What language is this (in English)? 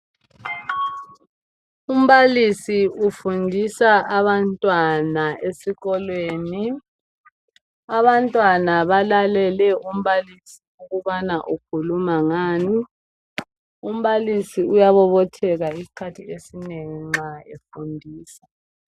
North Ndebele